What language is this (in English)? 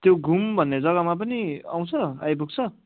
Nepali